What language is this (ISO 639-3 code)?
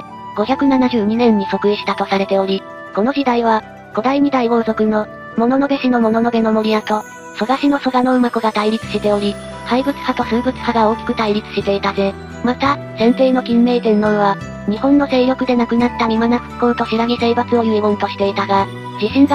jpn